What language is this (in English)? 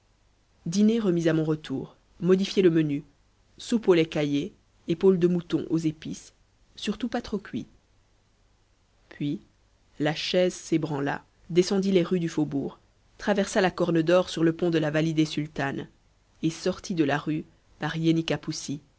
French